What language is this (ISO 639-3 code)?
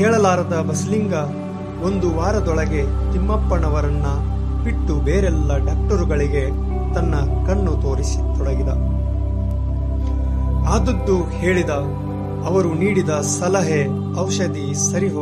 kan